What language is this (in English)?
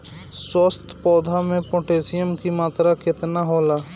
Bhojpuri